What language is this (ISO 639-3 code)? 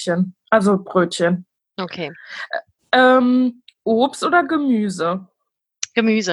deu